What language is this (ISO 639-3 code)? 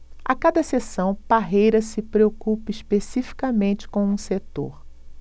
por